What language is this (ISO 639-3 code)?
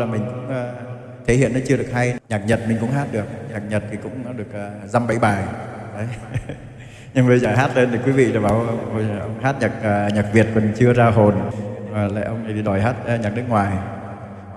vie